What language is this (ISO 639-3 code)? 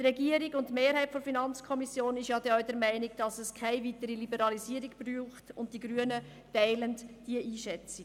gsw